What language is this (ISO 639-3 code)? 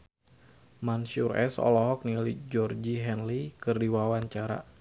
sun